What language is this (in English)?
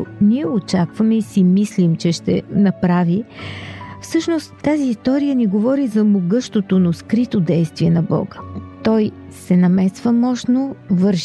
Bulgarian